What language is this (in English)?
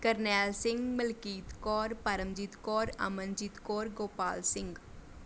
Punjabi